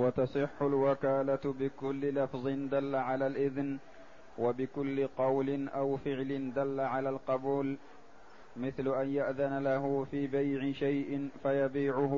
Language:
Arabic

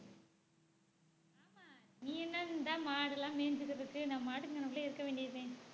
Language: Tamil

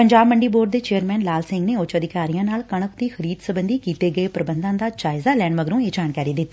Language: Punjabi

